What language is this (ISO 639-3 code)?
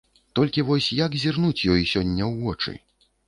bel